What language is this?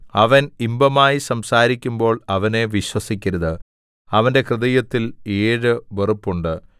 Malayalam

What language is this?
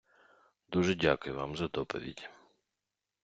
Ukrainian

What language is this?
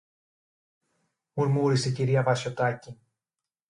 Greek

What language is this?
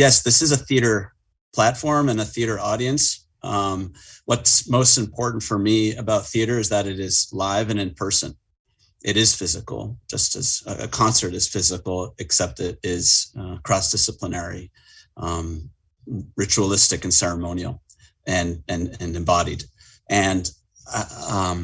English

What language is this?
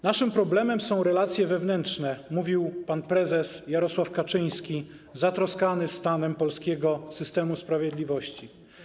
Polish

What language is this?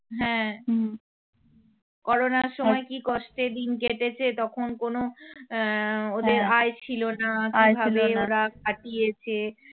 Bangla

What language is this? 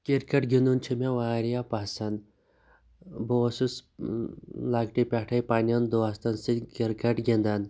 Kashmiri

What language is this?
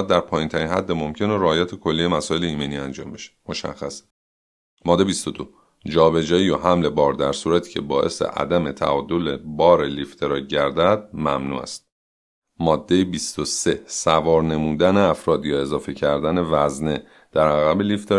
Persian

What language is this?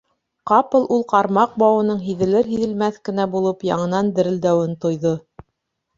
Bashkir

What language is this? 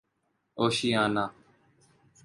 Urdu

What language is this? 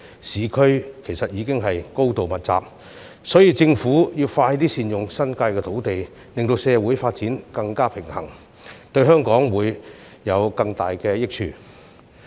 Cantonese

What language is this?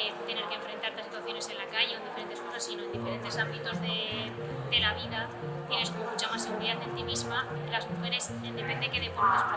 Spanish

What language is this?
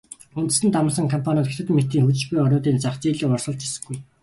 Mongolian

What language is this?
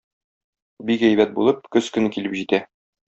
Tatar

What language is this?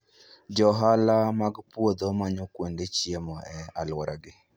Luo (Kenya and Tanzania)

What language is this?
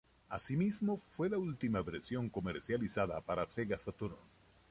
Spanish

